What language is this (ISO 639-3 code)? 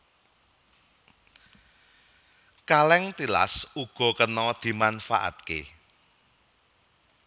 jav